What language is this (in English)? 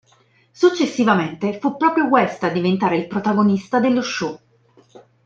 Italian